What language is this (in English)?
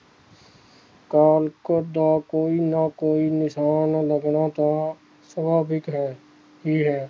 Punjabi